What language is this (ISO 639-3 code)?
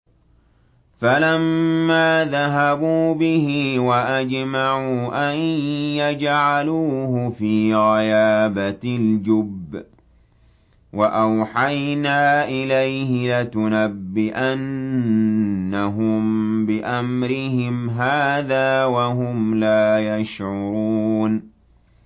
ara